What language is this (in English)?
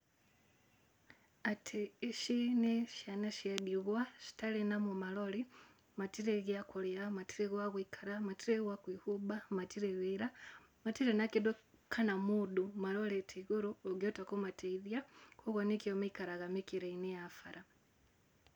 Kikuyu